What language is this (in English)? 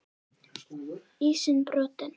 Icelandic